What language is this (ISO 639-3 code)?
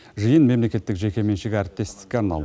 kaz